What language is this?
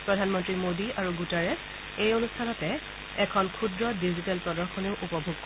Assamese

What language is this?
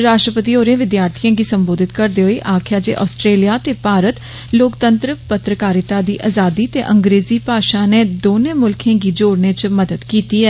Dogri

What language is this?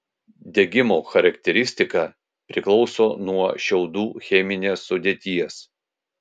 Lithuanian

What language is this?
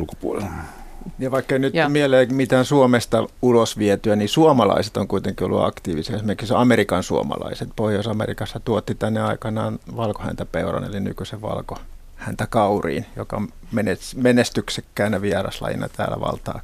Finnish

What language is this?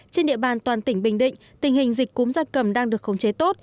Vietnamese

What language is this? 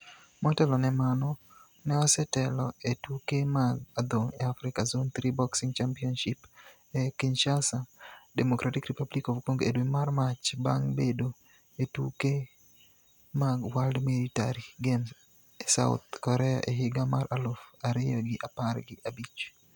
Luo (Kenya and Tanzania)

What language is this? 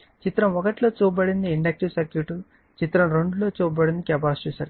Telugu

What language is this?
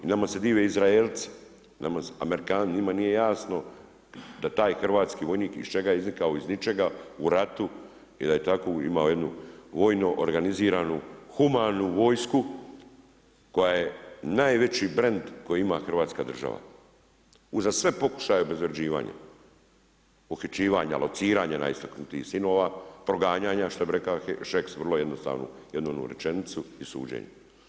Croatian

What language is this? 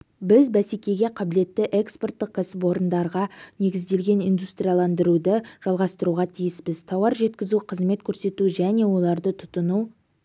Kazakh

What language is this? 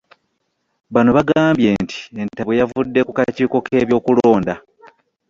Ganda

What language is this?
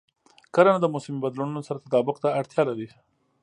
Pashto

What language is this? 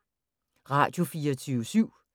Danish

